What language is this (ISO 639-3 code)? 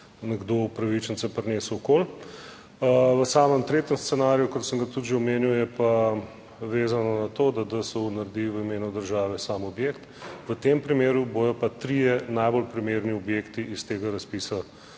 slv